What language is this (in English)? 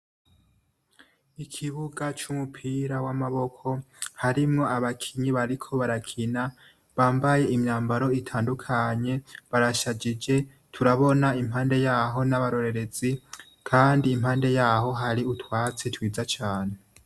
Rundi